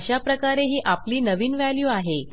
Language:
Marathi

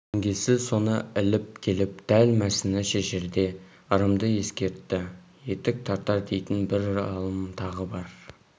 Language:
Kazakh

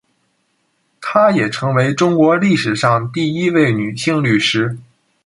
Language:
Chinese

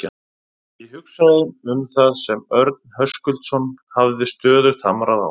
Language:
Icelandic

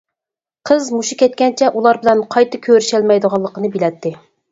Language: Uyghur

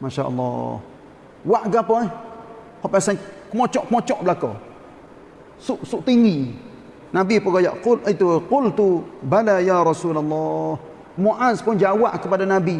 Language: Malay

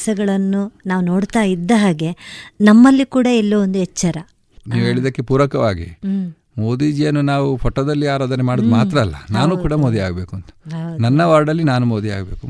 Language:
Kannada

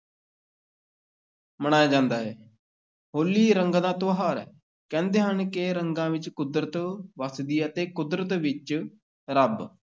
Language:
Punjabi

